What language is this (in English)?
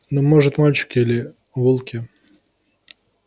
Russian